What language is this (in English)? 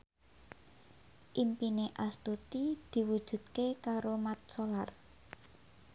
Javanese